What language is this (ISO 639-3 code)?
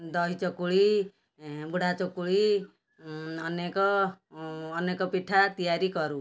ori